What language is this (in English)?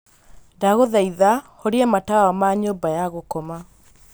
Kikuyu